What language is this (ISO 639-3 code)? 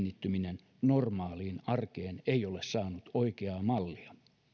fin